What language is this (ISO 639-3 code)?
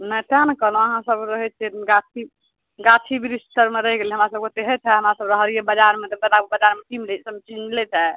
mai